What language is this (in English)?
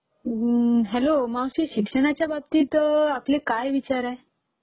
Marathi